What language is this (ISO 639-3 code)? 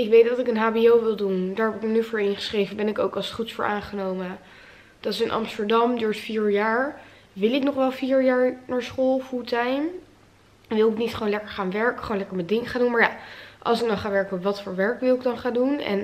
nld